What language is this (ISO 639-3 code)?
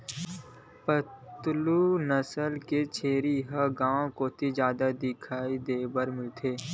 hne